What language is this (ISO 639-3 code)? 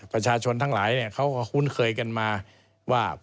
tha